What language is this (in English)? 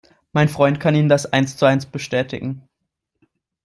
German